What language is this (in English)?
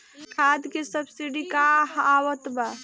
Bhojpuri